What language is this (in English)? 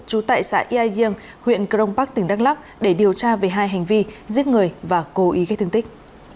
Vietnamese